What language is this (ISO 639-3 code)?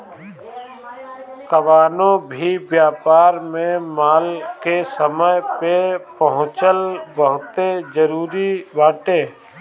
bho